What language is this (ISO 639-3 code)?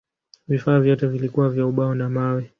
swa